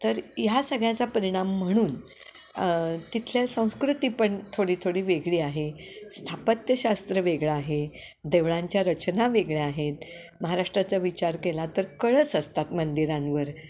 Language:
Marathi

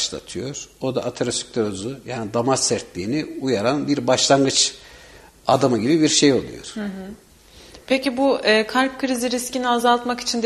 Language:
Turkish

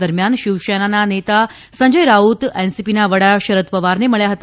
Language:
Gujarati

